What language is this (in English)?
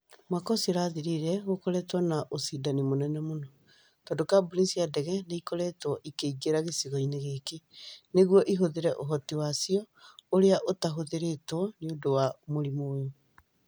Kikuyu